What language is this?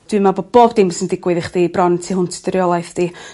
Welsh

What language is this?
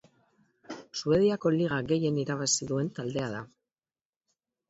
Basque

